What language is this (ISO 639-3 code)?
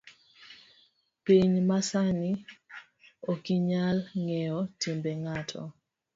luo